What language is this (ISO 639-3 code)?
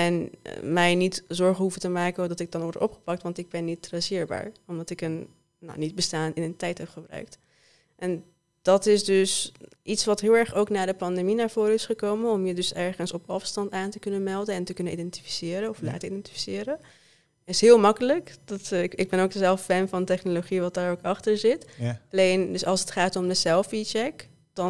nld